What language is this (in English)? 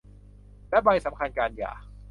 Thai